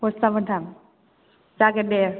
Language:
Bodo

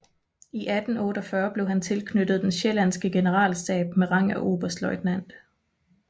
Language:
Danish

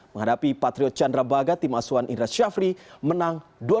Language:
Indonesian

